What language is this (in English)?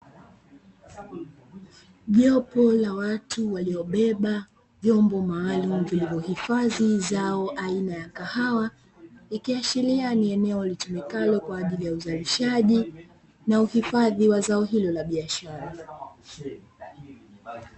Swahili